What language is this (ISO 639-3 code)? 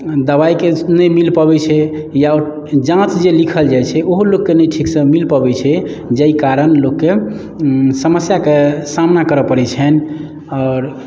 mai